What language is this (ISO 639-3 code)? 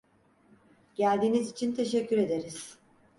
tur